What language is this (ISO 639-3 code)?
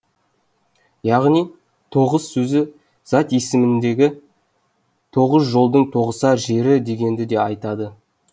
kaz